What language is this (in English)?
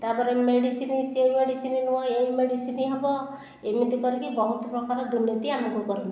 Odia